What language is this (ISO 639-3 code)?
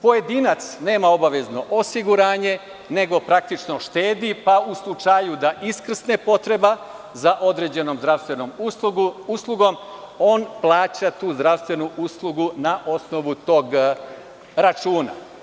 srp